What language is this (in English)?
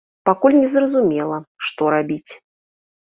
Belarusian